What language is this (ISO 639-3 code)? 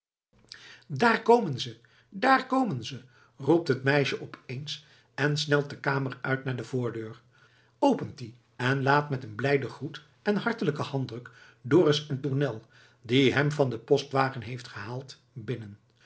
nld